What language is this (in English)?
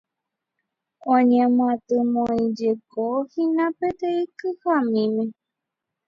Guarani